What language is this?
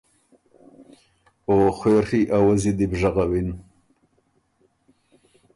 Ormuri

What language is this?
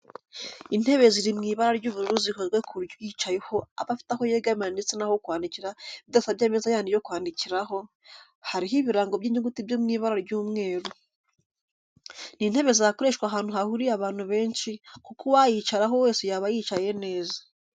Kinyarwanda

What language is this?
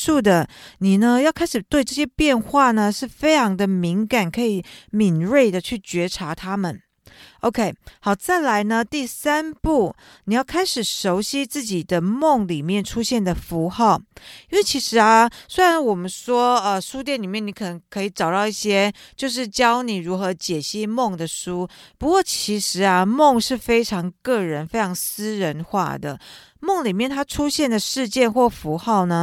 Chinese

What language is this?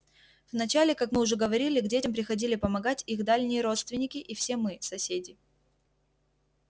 Russian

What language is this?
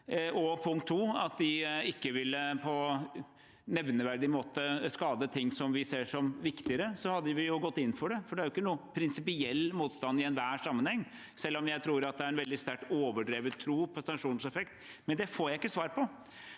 Norwegian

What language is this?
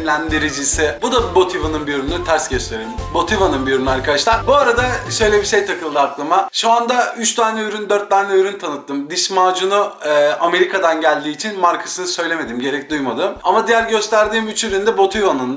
Turkish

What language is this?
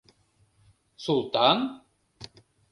Mari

